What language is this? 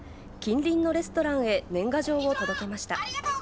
Japanese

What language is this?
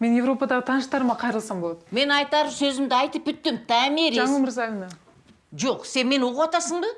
Turkish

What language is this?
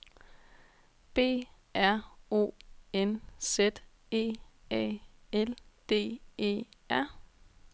Danish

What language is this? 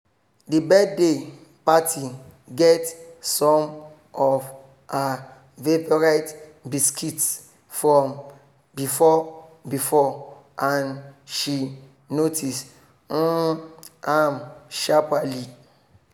Nigerian Pidgin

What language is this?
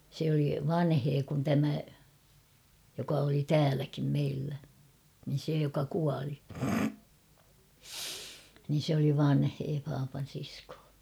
Finnish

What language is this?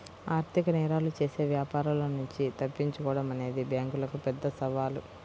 Telugu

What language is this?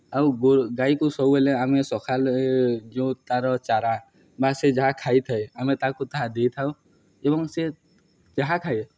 Odia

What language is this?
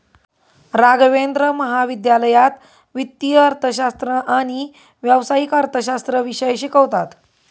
Marathi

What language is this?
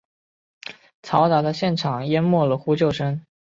Chinese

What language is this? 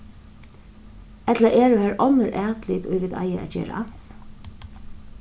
Faroese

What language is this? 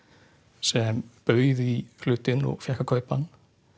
Icelandic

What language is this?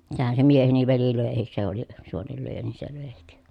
Finnish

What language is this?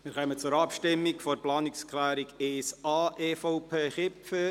Swiss German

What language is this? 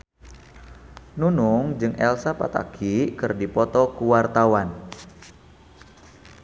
Sundanese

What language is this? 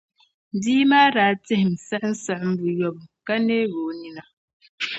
Dagbani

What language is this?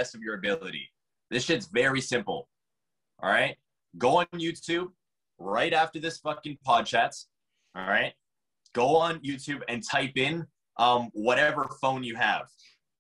English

